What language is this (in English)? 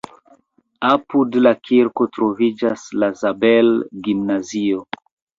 Esperanto